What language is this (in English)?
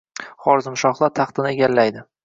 Uzbek